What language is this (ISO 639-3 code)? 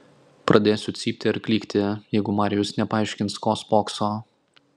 lit